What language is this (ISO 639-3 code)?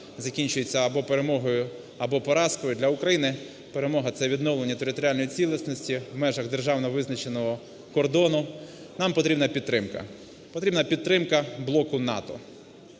ukr